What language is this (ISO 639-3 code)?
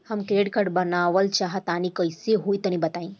bho